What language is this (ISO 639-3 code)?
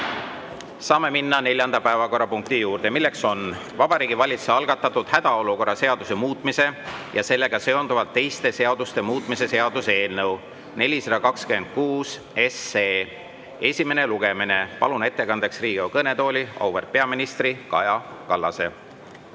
est